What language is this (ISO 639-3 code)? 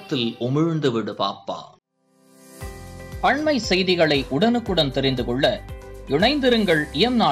ara